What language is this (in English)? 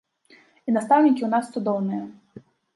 Belarusian